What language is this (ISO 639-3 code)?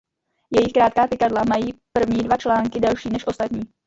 ces